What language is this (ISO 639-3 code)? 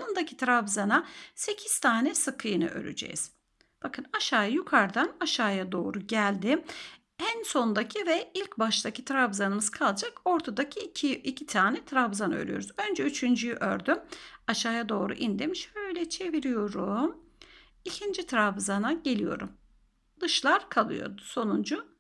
tur